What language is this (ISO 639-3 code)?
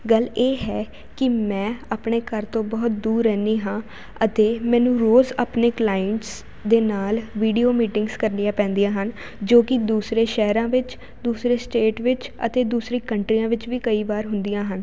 pan